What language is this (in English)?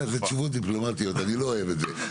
Hebrew